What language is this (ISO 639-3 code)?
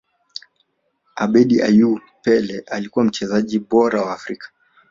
swa